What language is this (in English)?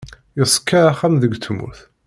Kabyle